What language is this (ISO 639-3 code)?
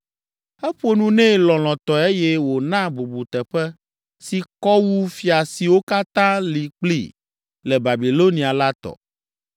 ewe